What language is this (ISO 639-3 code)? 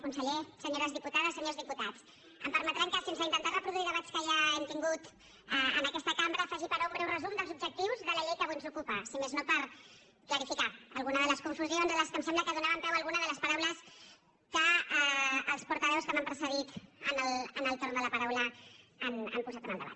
cat